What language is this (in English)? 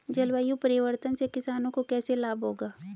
Hindi